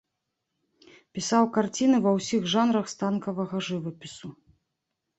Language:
Belarusian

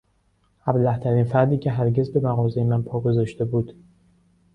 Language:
Persian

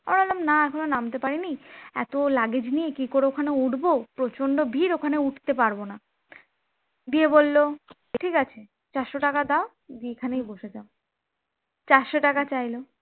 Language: Bangla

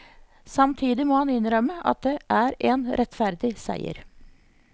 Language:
Norwegian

